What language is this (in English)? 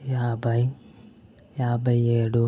Telugu